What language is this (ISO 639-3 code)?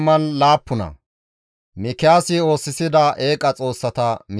gmv